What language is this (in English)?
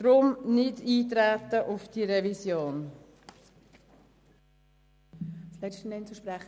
Swiss German